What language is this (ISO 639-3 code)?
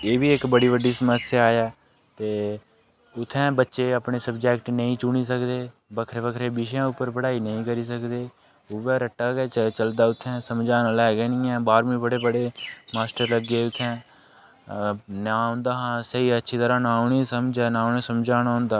doi